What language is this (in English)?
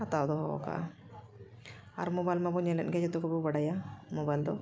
Santali